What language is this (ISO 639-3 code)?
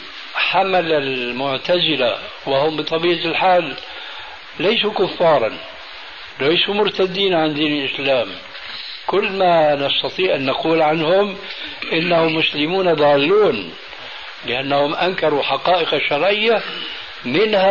ara